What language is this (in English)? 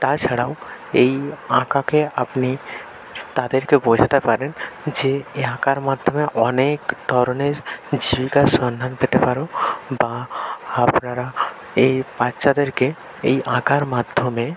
Bangla